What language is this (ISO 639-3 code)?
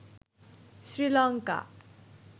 ben